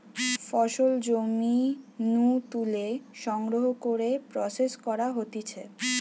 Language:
Bangla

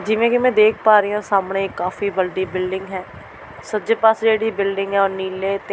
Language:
Punjabi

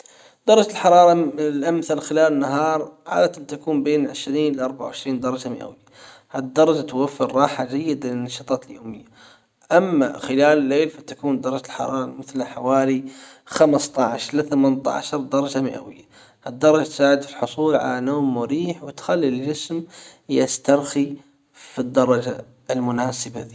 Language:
Hijazi Arabic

